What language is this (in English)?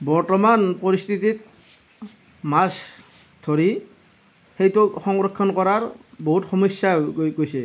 Assamese